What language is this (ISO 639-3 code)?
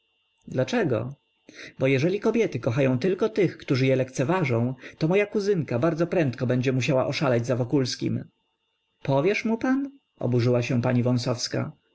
pol